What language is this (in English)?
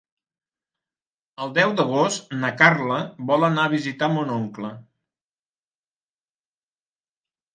Catalan